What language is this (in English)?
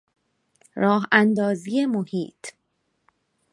Persian